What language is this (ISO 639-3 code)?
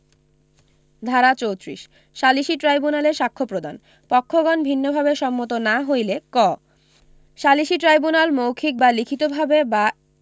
ben